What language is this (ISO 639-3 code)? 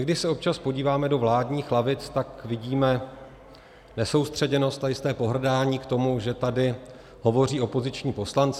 ces